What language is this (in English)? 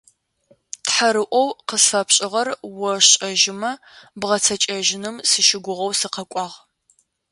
Adyghe